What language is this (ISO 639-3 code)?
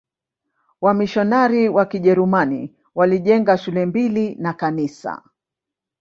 swa